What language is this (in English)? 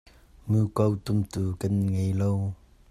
Hakha Chin